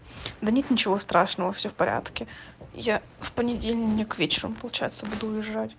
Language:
Russian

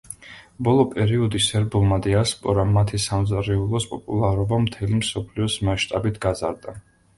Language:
Georgian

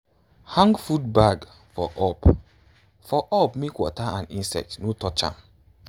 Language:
Nigerian Pidgin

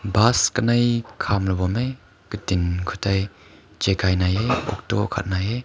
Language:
Rongmei Naga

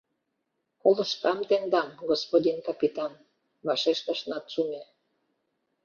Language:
Mari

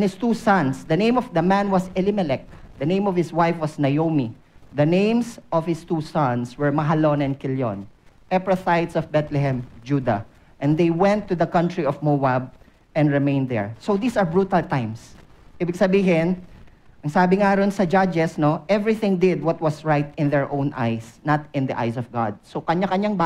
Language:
Filipino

